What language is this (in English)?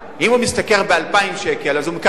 Hebrew